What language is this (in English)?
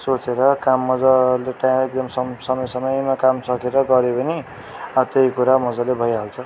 Nepali